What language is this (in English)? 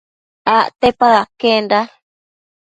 Matsés